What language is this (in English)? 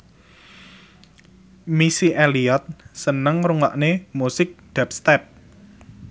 Javanese